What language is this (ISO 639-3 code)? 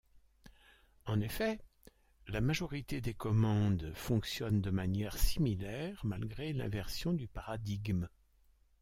fra